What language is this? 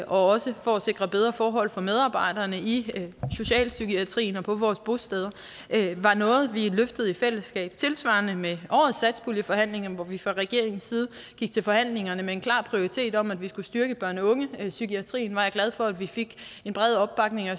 Danish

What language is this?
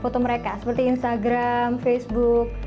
Indonesian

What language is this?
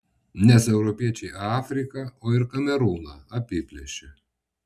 Lithuanian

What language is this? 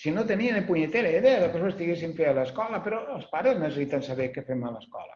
Catalan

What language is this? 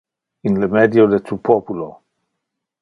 Interlingua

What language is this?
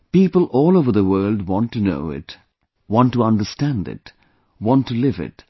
English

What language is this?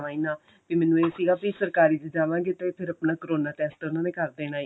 Punjabi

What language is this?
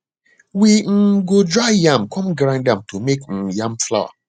Nigerian Pidgin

